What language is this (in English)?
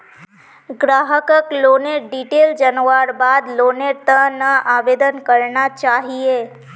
Magahi